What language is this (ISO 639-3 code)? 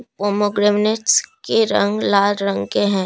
hin